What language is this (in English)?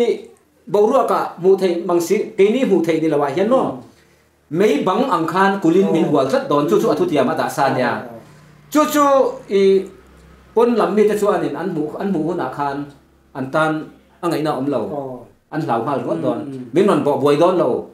Thai